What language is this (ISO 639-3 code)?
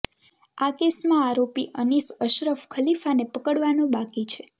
guj